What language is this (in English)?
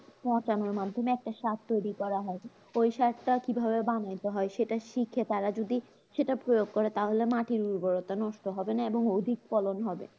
Bangla